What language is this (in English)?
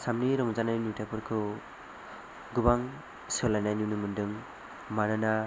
Bodo